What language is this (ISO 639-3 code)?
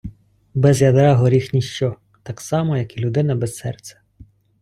ukr